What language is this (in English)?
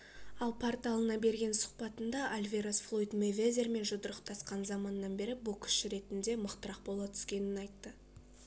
Kazakh